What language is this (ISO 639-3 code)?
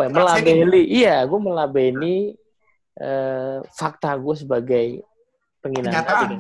ind